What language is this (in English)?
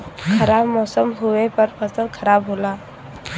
Bhojpuri